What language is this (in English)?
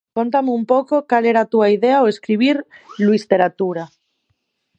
Galician